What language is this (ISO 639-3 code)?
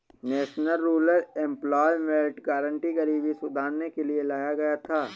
hin